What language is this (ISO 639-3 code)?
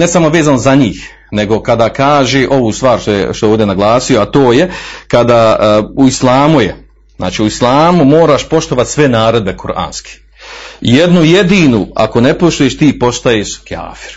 hrv